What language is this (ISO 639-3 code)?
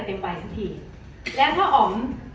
tha